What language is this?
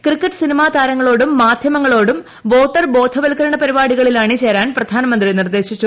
Malayalam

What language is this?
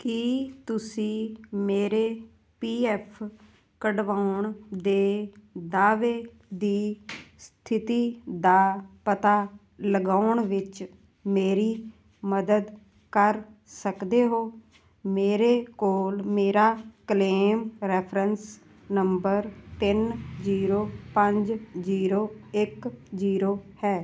Punjabi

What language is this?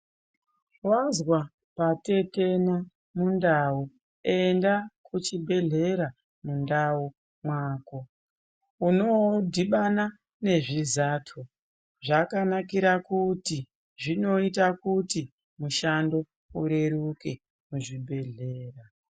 Ndau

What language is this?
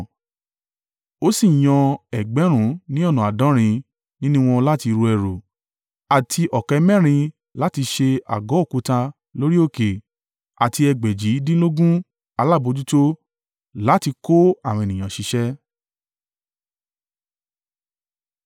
Yoruba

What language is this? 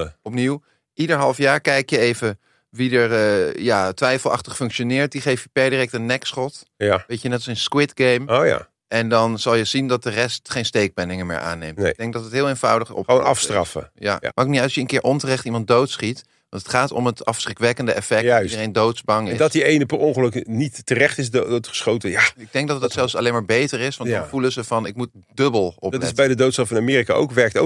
Dutch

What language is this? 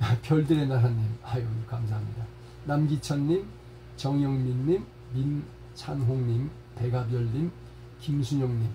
Korean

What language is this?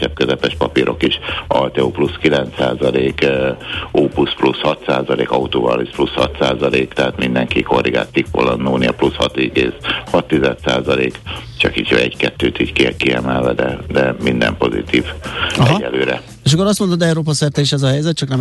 Hungarian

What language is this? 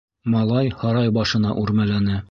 Bashkir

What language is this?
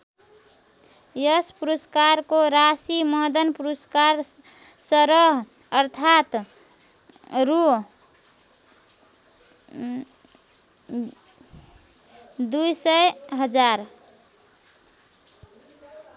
Nepali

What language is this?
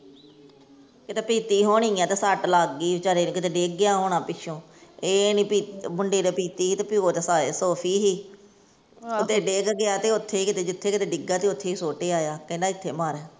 Punjabi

